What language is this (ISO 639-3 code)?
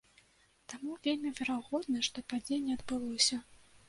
bel